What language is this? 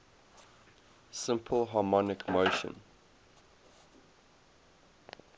English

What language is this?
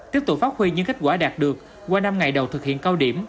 Vietnamese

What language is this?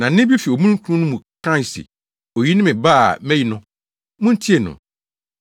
Akan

